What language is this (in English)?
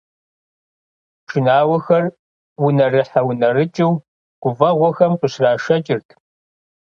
Kabardian